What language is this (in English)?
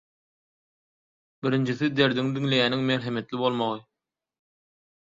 Turkmen